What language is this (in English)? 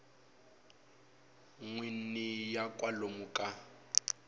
Tsonga